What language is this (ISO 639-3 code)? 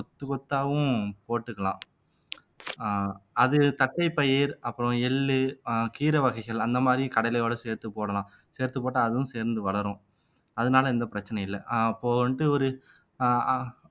tam